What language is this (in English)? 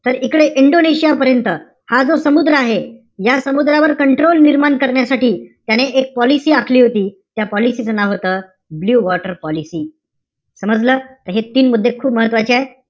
Marathi